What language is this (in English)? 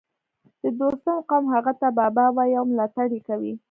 Pashto